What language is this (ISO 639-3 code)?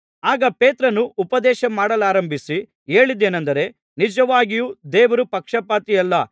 kan